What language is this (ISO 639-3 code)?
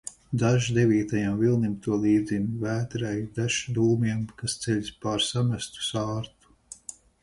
lav